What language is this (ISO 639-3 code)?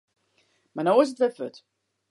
fry